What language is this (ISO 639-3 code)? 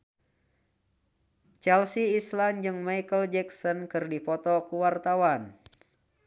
sun